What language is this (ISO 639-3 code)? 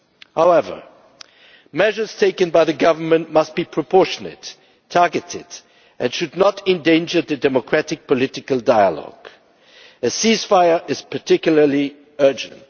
eng